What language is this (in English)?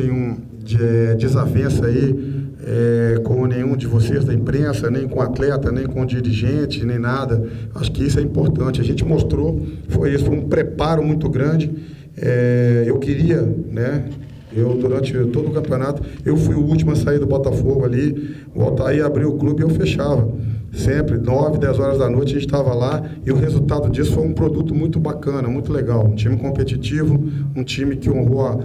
Portuguese